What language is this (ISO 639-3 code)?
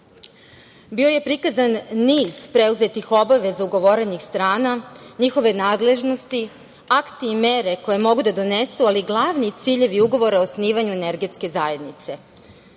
srp